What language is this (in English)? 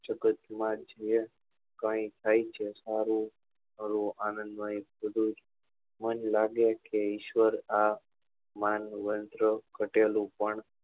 Gujarati